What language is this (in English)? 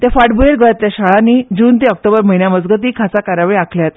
Konkani